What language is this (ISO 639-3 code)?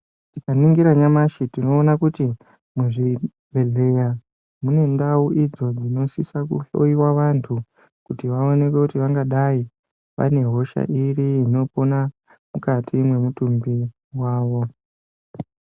ndc